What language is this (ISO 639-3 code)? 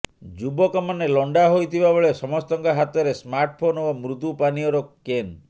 ori